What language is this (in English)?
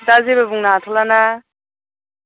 Bodo